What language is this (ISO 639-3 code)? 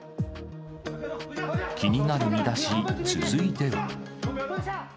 jpn